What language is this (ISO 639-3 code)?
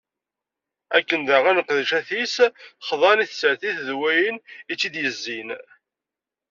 kab